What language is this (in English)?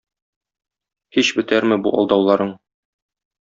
Tatar